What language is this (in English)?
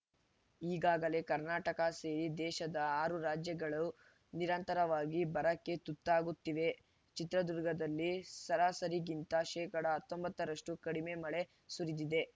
Kannada